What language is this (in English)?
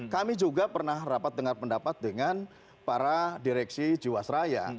Indonesian